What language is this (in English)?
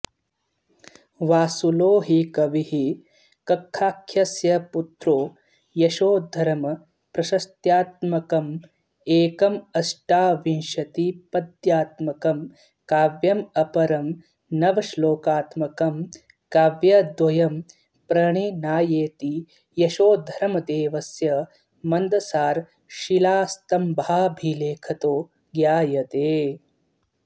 Sanskrit